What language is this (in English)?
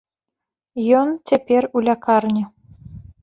Belarusian